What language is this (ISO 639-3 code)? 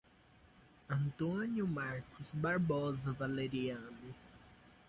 por